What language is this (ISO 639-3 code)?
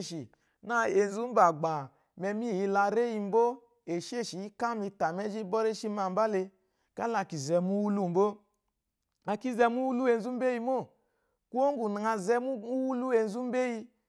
afo